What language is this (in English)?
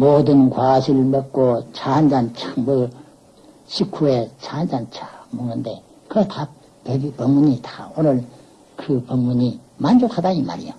Korean